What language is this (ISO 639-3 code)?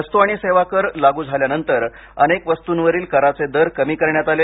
mar